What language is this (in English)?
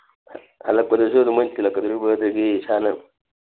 Manipuri